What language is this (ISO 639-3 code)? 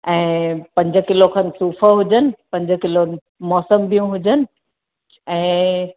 snd